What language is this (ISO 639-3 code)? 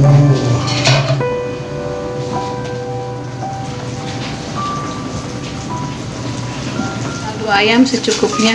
ind